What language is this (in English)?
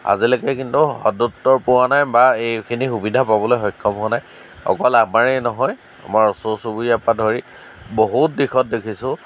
Assamese